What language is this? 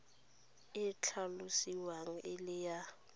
Tswana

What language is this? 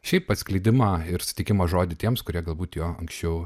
Lithuanian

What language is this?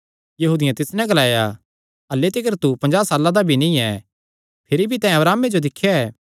Kangri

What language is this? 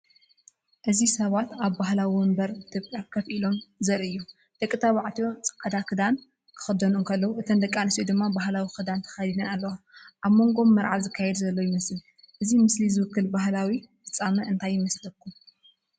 Tigrinya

